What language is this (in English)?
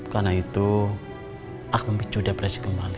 Indonesian